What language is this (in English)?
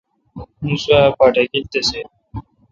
Kalkoti